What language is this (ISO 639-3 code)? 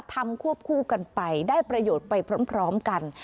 tha